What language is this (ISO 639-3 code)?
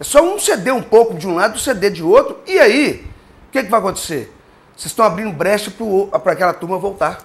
por